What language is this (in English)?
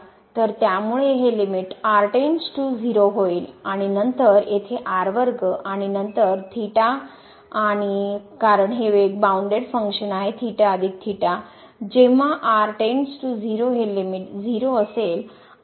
Marathi